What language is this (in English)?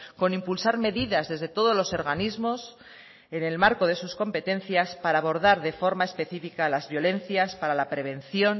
Spanish